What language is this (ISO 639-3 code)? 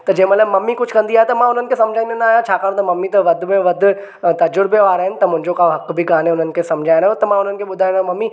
snd